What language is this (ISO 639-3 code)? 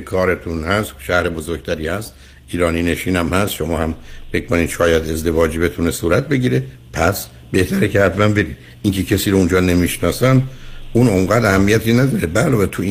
fas